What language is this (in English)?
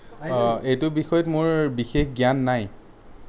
Assamese